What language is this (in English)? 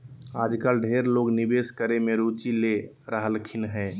Magahi